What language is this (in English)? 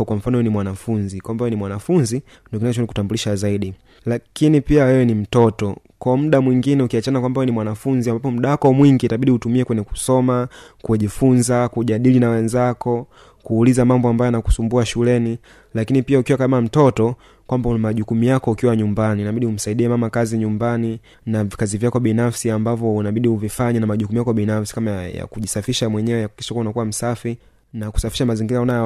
Swahili